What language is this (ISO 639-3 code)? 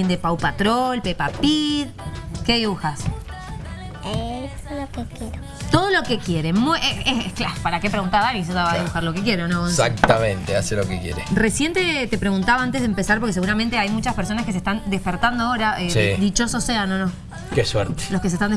spa